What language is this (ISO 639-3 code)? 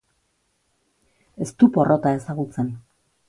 eus